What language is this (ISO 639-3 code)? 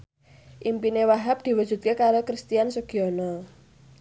jav